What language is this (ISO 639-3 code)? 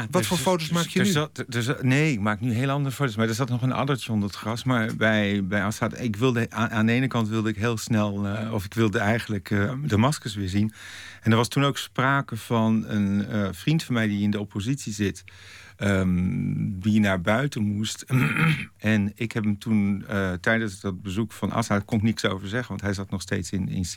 nld